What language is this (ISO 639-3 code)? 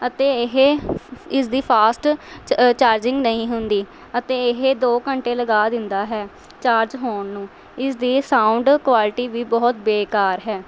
pan